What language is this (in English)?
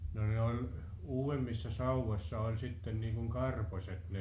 Finnish